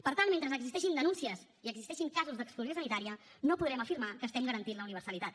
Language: Catalan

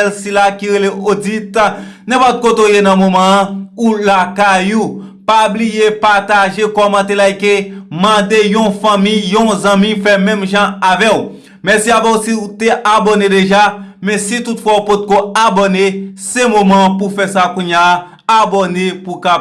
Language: French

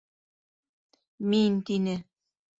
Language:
Bashkir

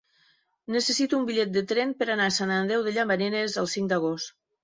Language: Catalan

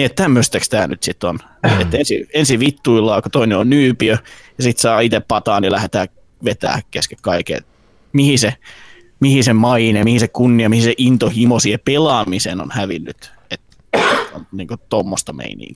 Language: Finnish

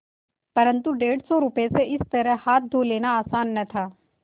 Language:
Hindi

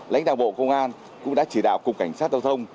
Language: Vietnamese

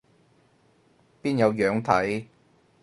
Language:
Cantonese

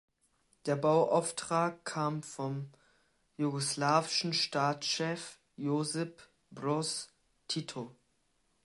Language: German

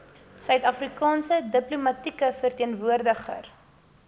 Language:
Afrikaans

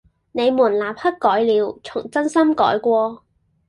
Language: Cantonese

